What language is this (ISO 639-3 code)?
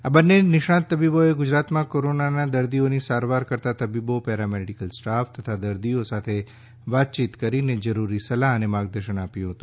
guj